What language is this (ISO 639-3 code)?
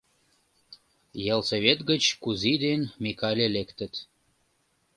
chm